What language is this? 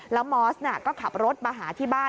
Thai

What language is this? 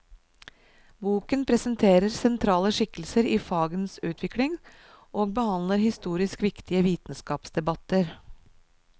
Norwegian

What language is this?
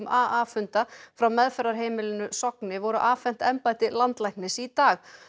Icelandic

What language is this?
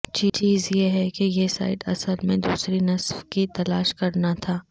Urdu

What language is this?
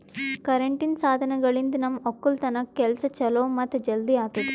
Kannada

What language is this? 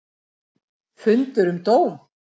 Icelandic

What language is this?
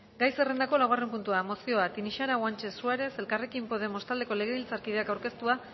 Basque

